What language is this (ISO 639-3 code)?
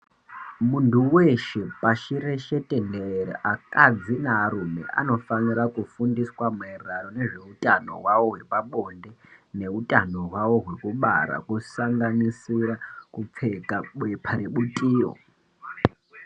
ndc